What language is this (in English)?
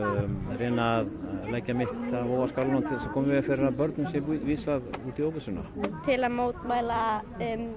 Icelandic